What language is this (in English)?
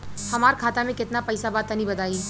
Bhojpuri